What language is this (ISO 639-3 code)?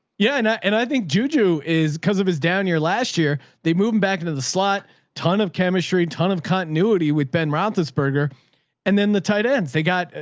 eng